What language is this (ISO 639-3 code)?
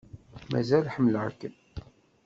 kab